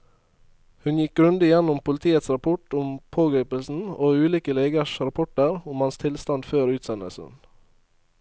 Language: Norwegian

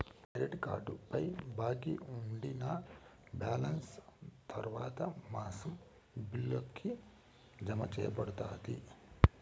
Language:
Telugu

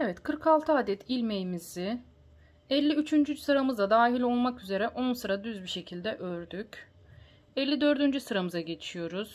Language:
Turkish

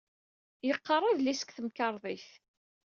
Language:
Kabyle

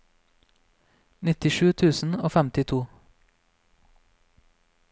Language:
Norwegian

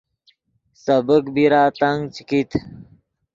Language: Yidgha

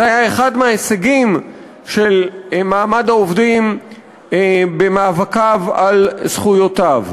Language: Hebrew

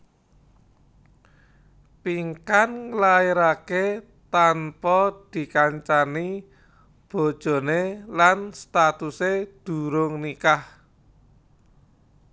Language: Javanese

